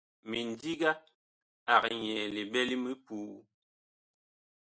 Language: Bakoko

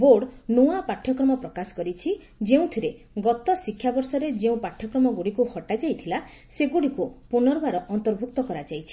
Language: Odia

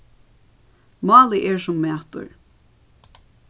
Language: Faroese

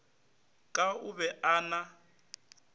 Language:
Northern Sotho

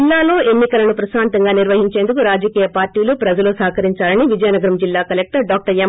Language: Telugu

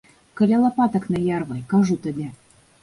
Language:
Belarusian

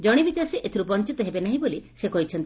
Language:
Odia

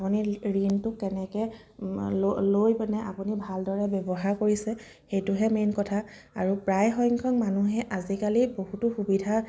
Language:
Assamese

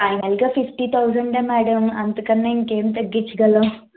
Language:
Telugu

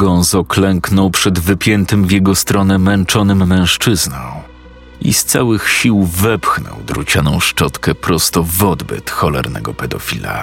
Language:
Polish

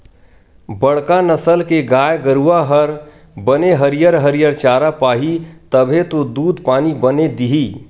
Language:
Chhattisgarhi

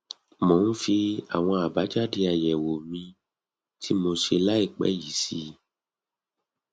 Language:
Yoruba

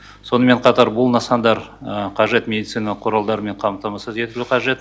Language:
Kazakh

